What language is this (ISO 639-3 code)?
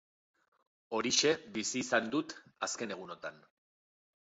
eus